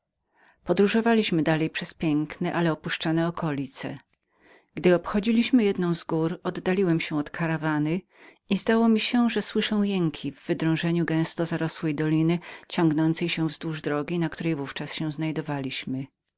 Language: Polish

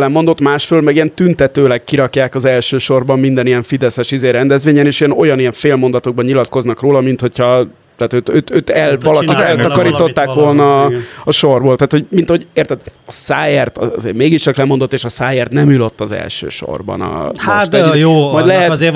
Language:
Hungarian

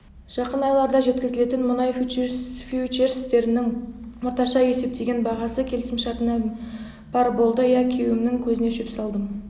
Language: Kazakh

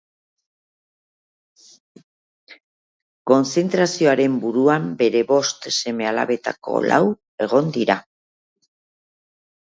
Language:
Basque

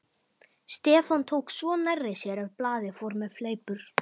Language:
Icelandic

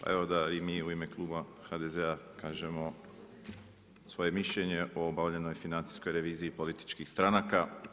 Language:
Croatian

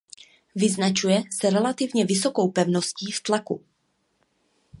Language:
Czech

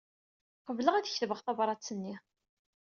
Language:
Kabyle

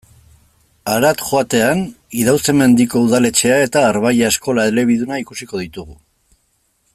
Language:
Basque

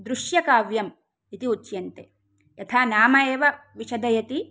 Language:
Sanskrit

